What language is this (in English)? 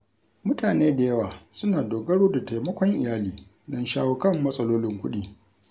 Hausa